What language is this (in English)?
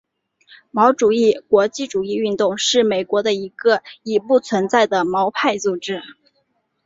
Chinese